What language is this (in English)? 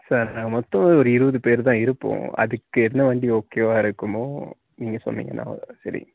Tamil